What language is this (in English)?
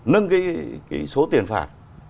Vietnamese